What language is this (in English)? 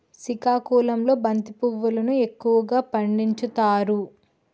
Telugu